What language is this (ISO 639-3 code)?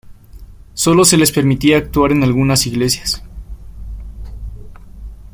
spa